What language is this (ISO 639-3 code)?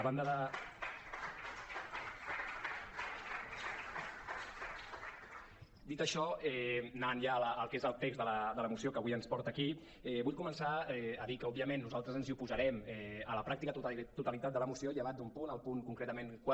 cat